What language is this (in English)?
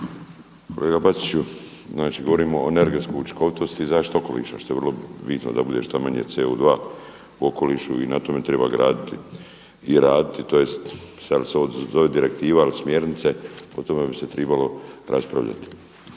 Croatian